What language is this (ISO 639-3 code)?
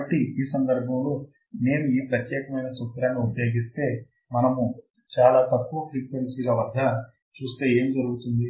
tel